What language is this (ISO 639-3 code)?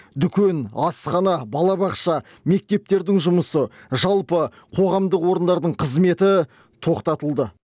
kaz